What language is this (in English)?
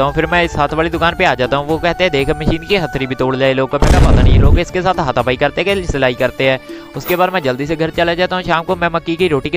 Hindi